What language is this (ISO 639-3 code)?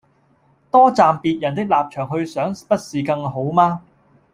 yue